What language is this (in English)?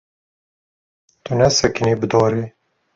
Kurdish